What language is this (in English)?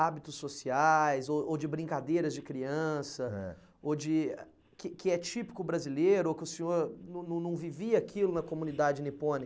Portuguese